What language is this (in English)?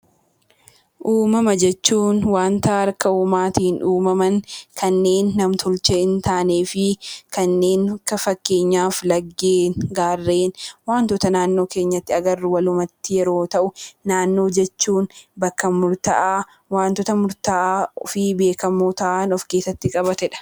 Oromo